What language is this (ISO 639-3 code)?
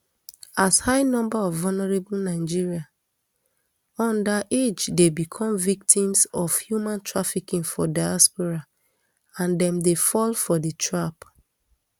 pcm